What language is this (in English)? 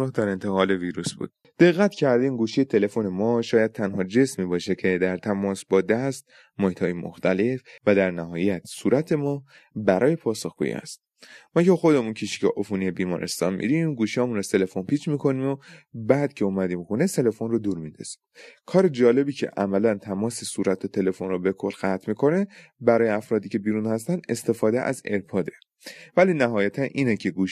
Persian